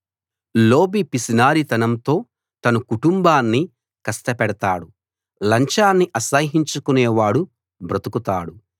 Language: Telugu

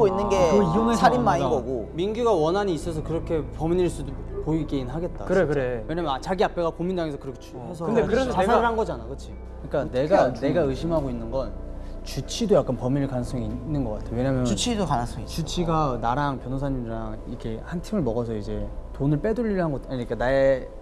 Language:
Korean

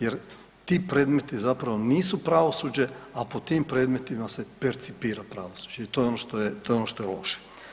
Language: Croatian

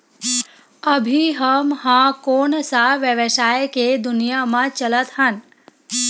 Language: Chhattisgarhi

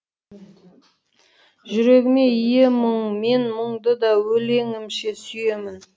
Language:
Kazakh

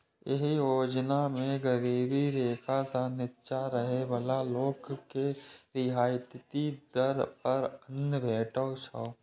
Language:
Maithili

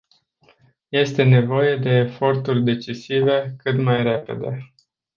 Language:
Romanian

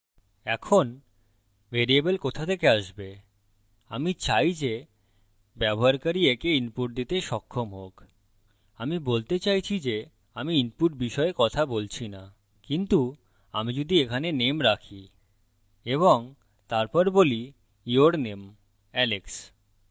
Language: Bangla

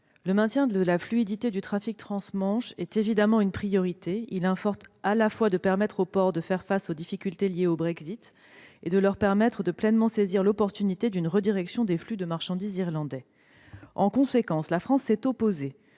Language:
French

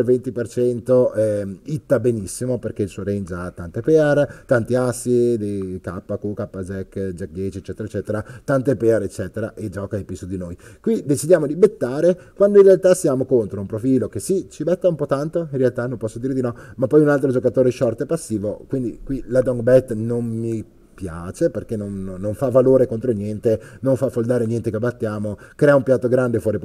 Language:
Italian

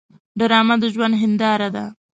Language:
Pashto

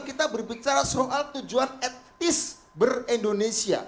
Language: Indonesian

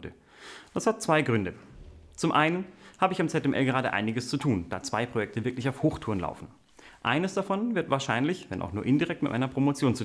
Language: German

